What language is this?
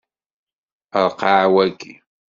Kabyle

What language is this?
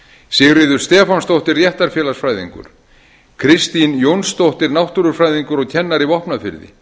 Icelandic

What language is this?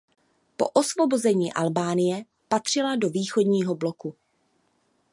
Czech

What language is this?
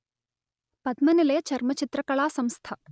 Telugu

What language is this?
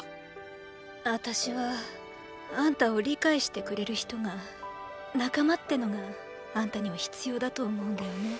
Japanese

